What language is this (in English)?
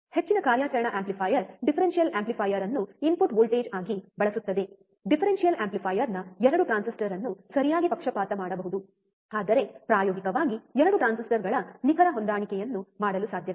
Kannada